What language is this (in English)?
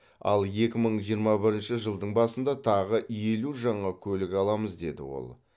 Kazakh